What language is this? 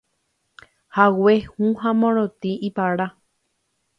Guarani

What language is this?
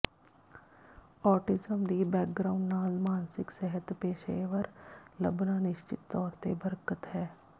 Punjabi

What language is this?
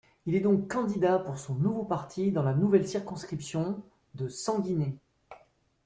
French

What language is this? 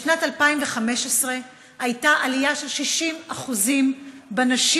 Hebrew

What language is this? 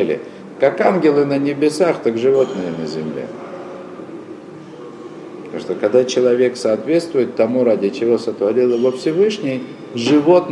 Russian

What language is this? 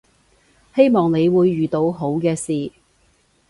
Cantonese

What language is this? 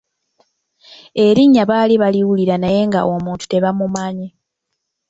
Ganda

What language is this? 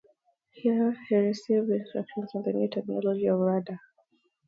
English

